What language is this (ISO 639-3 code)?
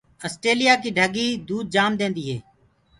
ggg